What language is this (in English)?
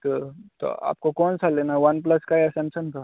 Hindi